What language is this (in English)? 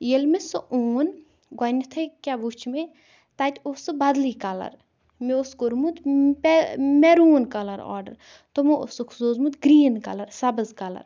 Kashmiri